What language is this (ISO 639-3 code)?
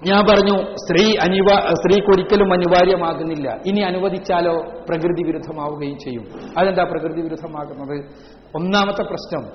mal